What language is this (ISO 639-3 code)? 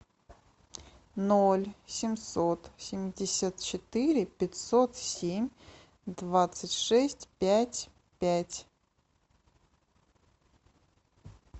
rus